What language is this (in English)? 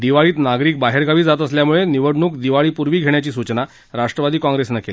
Marathi